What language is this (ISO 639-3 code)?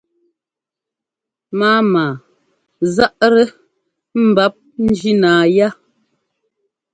jgo